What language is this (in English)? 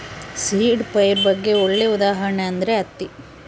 Kannada